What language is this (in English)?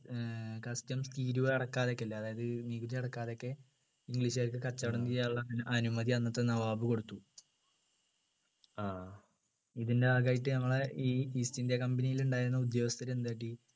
Malayalam